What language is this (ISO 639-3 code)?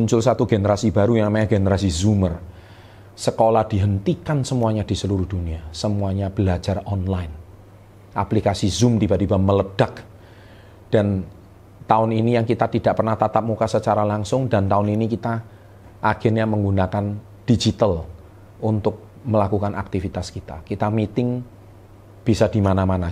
ind